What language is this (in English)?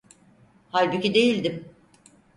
Turkish